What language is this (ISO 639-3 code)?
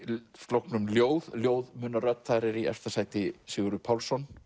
isl